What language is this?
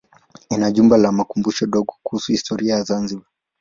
Swahili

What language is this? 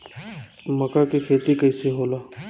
Bhojpuri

